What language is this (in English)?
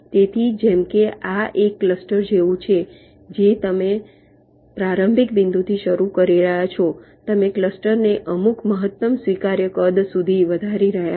Gujarati